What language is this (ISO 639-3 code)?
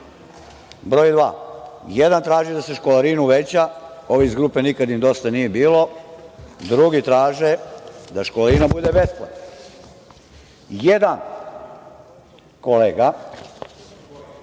srp